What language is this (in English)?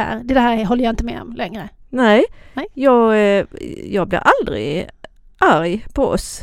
Swedish